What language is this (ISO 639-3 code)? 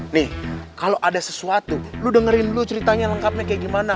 ind